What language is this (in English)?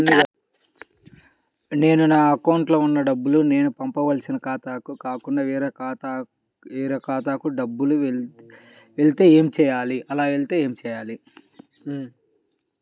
Telugu